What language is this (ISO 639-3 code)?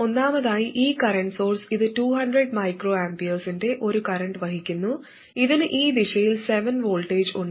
mal